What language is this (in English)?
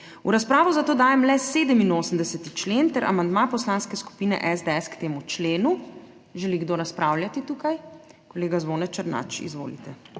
Slovenian